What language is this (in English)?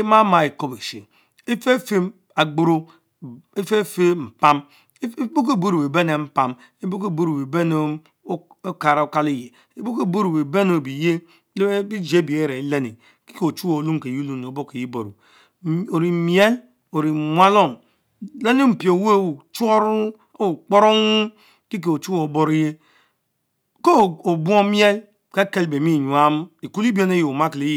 Mbe